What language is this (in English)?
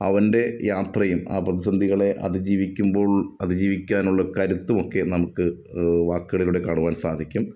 Malayalam